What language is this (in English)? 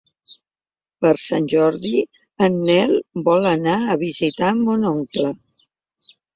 Catalan